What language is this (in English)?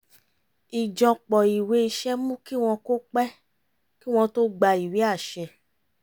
Yoruba